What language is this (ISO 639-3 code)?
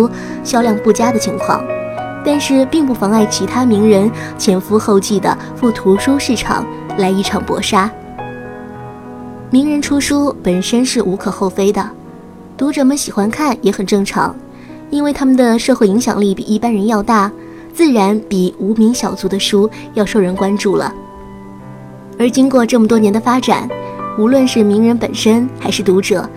zho